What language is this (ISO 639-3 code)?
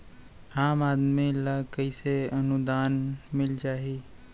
hne